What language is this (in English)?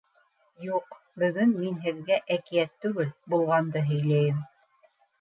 Bashkir